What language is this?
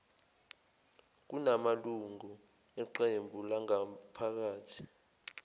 Zulu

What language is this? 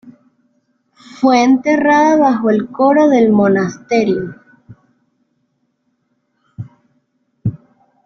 Spanish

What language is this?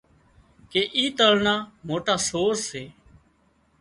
Wadiyara Koli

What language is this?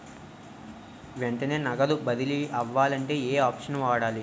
Telugu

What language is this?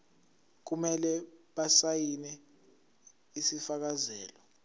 Zulu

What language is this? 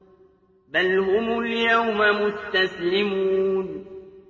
Arabic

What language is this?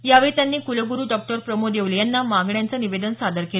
Marathi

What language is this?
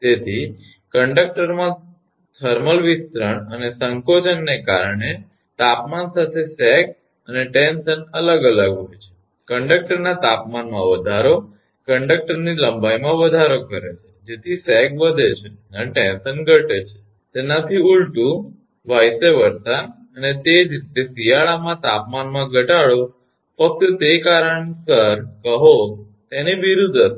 Gujarati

